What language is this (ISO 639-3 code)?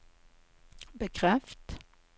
nor